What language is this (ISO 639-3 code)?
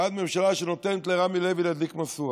heb